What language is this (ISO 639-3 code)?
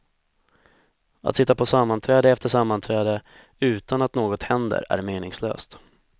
swe